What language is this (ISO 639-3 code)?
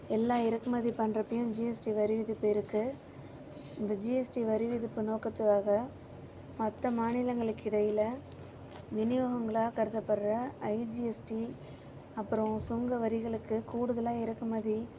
tam